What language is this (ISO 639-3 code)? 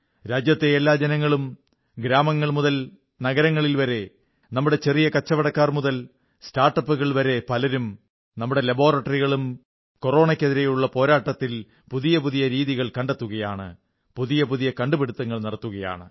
mal